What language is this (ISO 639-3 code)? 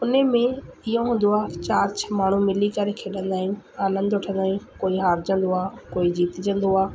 snd